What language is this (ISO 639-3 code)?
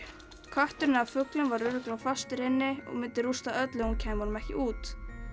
isl